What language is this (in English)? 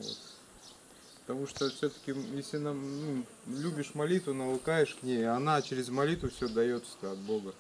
Russian